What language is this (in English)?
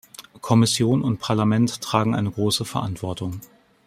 German